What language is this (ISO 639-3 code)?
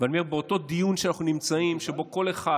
heb